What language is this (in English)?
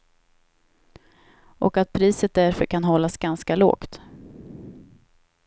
Swedish